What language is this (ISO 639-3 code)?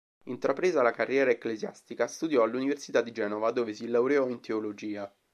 ita